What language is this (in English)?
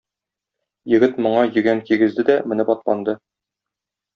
Tatar